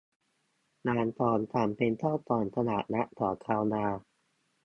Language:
Thai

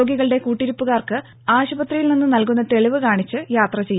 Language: Malayalam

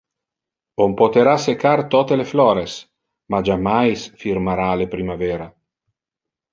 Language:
Interlingua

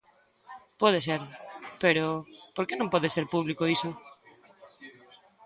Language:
Galician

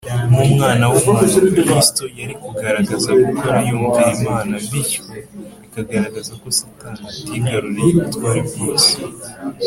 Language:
Kinyarwanda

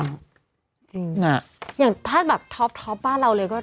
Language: Thai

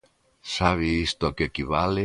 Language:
Galician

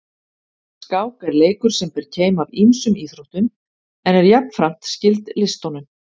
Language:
Icelandic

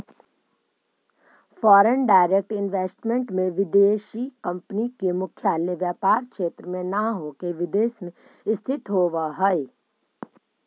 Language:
Magahi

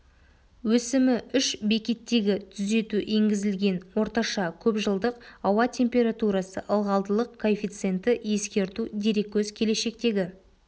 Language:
Kazakh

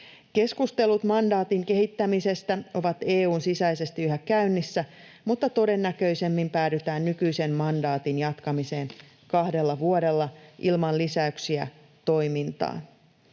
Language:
Finnish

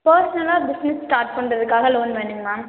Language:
Tamil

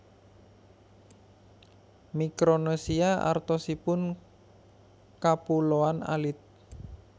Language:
Javanese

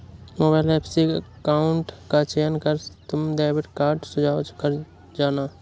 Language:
Hindi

